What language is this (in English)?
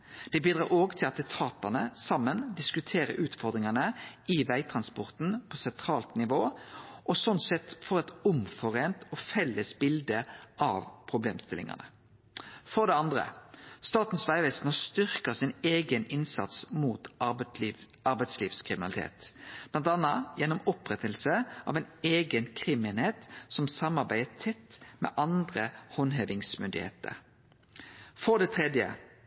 Norwegian Nynorsk